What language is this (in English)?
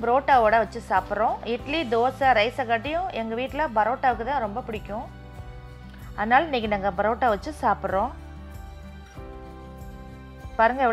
Indonesian